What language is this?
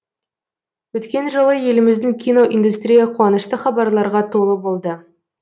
Kazakh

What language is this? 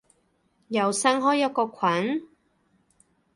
Cantonese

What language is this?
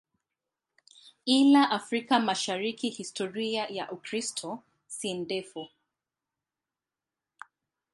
Swahili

